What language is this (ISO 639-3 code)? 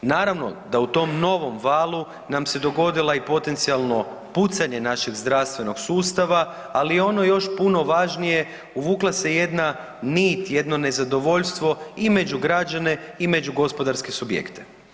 hrv